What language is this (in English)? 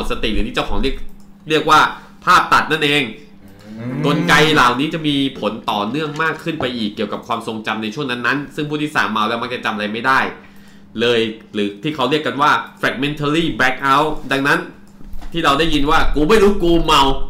Thai